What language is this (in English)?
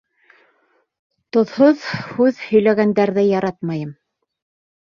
Bashkir